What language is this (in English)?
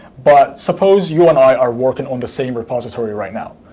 English